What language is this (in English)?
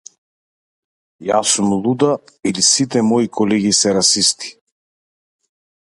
Macedonian